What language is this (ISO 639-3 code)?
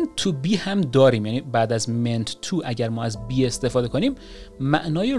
fas